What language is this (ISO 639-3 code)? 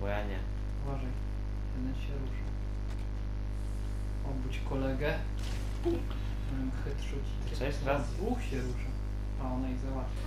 pol